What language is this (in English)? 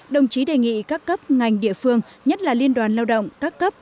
Vietnamese